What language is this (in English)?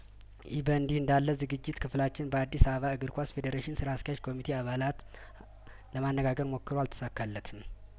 Amharic